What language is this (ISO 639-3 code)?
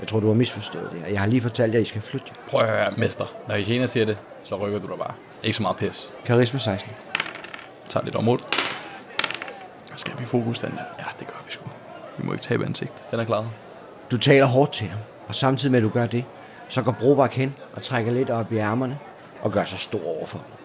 dan